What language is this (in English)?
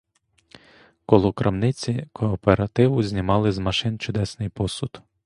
Ukrainian